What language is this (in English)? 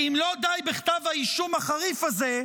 Hebrew